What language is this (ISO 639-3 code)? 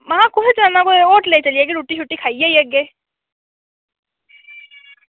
doi